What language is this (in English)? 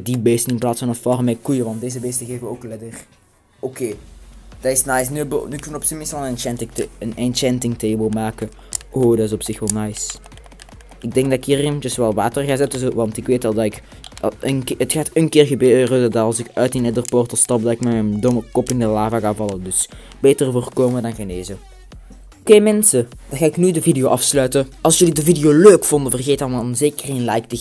Dutch